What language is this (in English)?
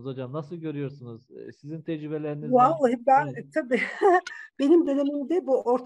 Turkish